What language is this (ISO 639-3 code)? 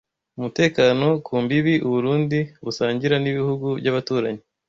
kin